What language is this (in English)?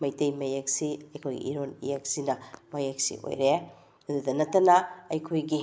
Manipuri